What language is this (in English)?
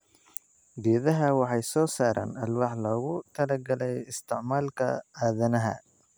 Somali